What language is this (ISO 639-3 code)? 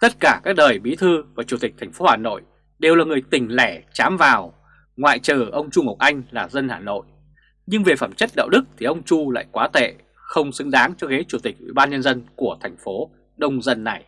vie